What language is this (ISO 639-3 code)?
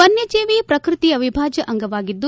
kan